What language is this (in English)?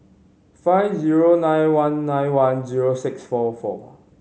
English